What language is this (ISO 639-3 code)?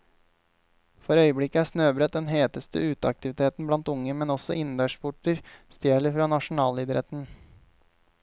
nor